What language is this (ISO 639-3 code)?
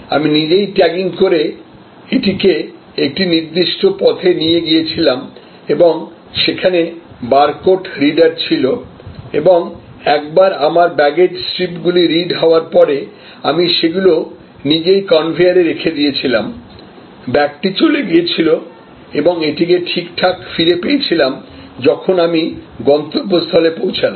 ben